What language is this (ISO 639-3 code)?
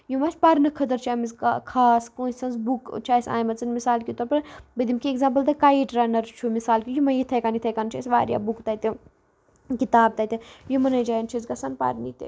kas